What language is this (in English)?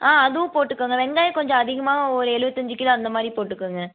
Tamil